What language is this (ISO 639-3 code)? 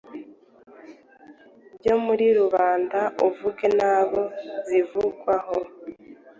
kin